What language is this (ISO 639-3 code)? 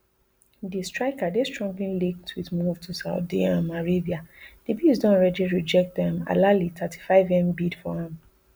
pcm